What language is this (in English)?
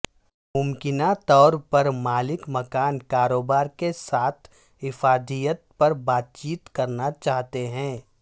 Urdu